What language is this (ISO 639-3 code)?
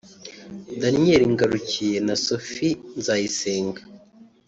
kin